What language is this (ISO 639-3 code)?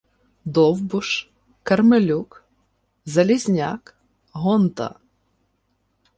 ukr